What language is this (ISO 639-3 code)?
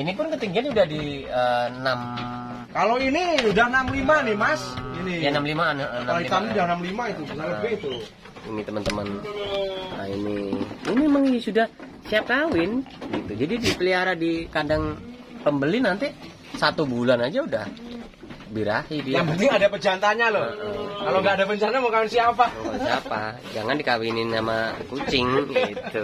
ind